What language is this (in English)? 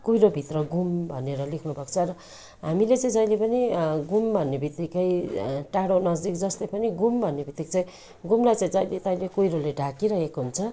Nepali